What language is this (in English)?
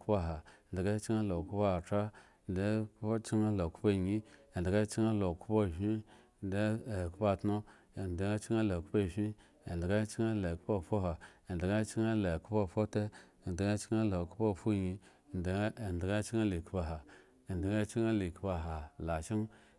Eggon